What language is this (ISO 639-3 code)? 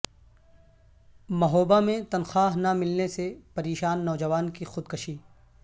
urd